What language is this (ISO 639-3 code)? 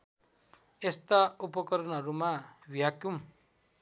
nep